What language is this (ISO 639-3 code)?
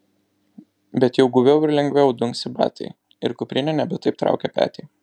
lit